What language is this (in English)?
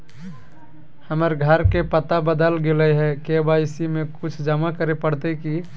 Magahi